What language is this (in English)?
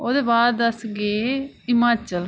Dogri